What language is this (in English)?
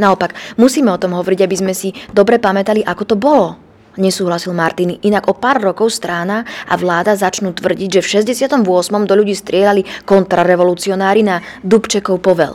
Slovak